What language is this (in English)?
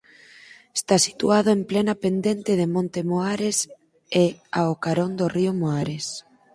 Galician